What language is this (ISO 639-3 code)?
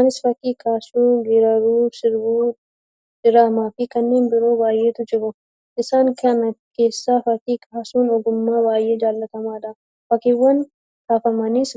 orm